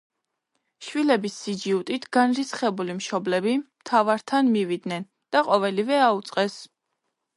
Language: Georgian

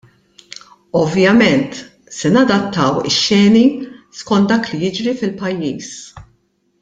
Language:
Maltese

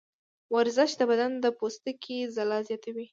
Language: Pashto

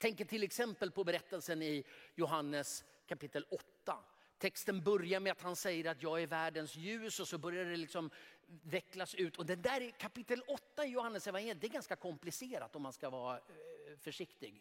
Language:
Swedish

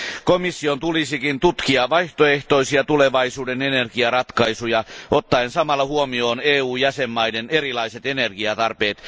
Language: Finnish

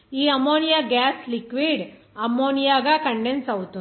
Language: Telugu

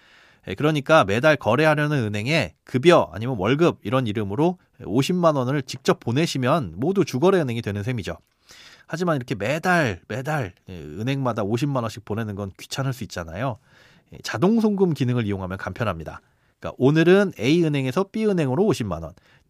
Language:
Korean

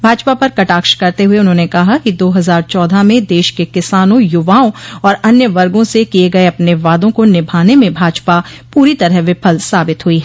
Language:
Hindi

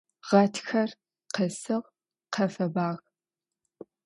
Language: Adyghe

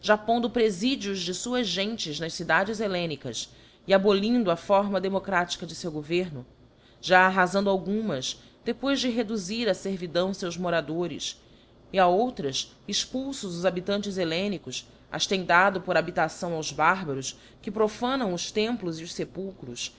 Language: Portuguese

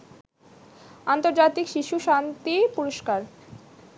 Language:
Bangla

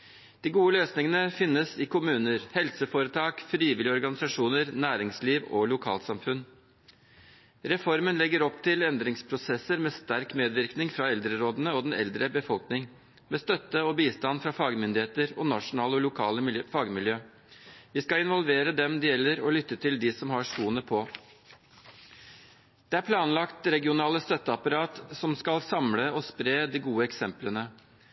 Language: Norwegian Bokmål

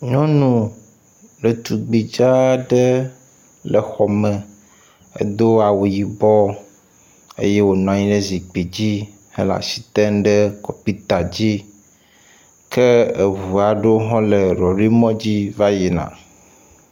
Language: Ewe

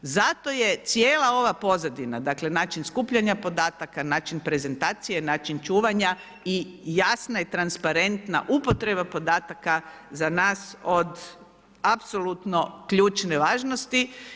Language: Croatian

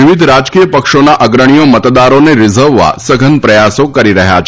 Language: Gujarati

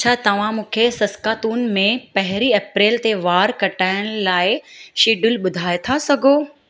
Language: Sindhi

